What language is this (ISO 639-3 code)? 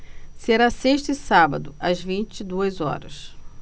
por